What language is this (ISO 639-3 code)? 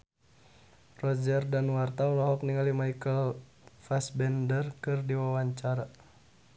sun